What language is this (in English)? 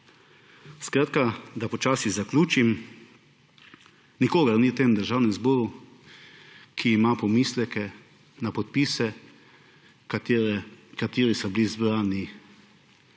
Slovenian